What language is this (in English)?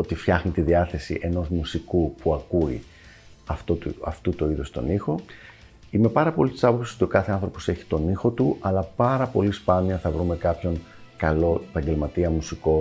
Greek